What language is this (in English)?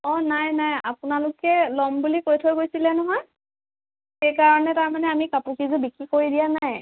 Assamese